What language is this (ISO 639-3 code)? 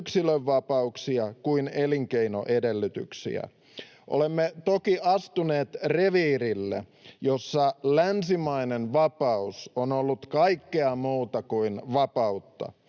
fin